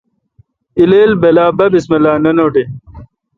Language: Kalkoti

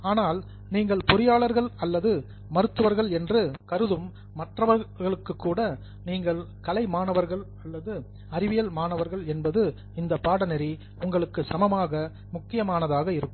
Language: Tamil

